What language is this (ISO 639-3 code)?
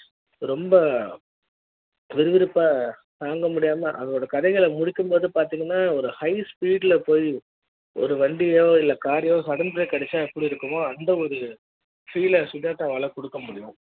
tam